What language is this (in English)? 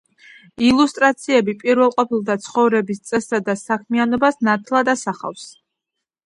Georgian